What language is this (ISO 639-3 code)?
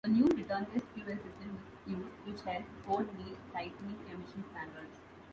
eng